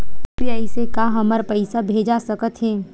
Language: Chhattisgarhi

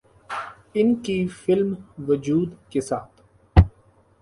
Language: Urdu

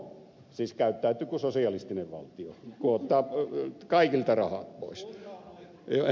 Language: Finnish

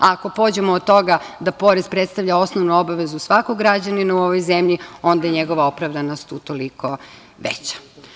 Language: Serbian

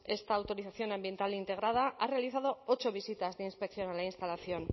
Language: Spanish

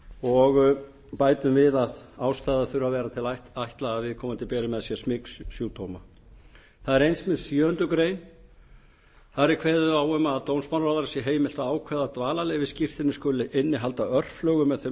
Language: Icelandic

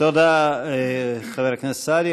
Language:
Hebrew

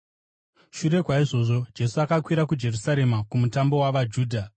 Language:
Shona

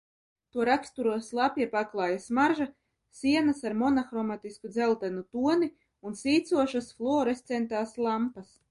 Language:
Latvian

